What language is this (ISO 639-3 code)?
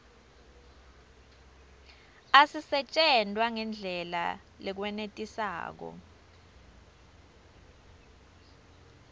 ssw